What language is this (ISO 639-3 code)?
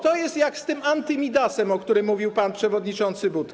pol